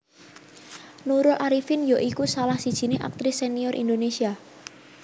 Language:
Javanese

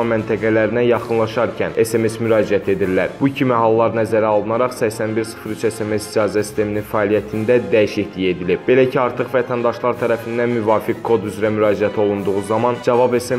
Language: Turkish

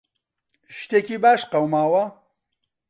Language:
Central Kurdish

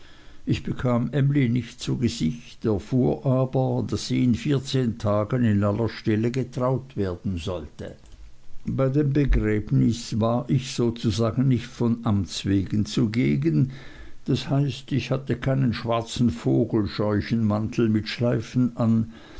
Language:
German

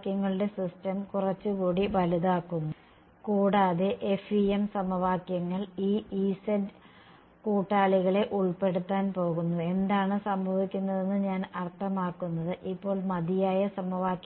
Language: Malayalam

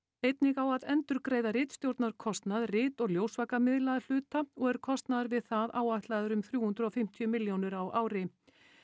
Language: Icelandic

